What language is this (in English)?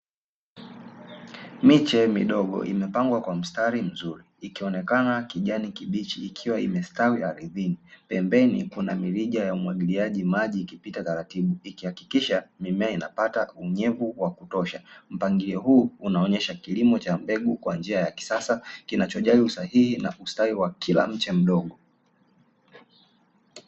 Swahili